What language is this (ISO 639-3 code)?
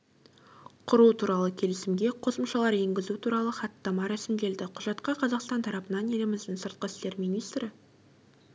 kaz